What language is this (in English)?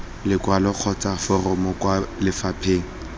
Tswana